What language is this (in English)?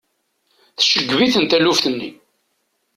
Kabyle